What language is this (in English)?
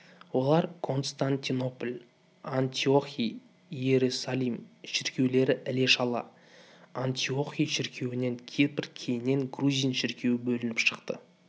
Kazakh